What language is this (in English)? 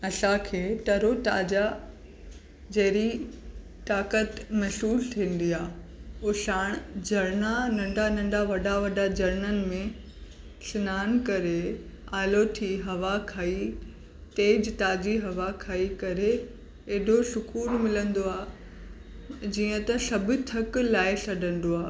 Sindhi